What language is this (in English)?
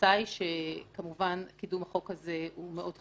Hebrew